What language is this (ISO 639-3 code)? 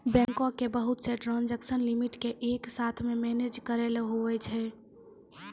mai